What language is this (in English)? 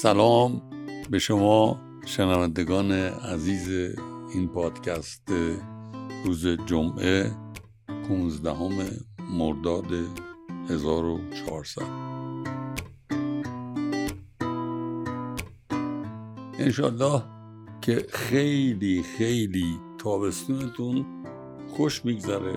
Persian